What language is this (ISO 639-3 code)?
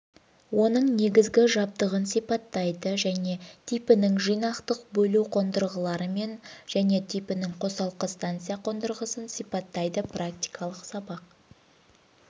kaz